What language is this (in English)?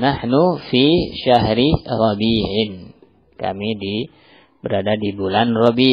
Indonesian